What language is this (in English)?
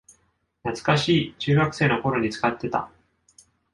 Japanese